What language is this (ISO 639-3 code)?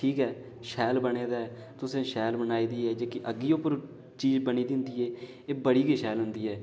doi